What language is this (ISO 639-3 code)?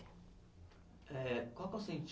por